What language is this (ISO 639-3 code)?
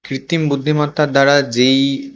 ben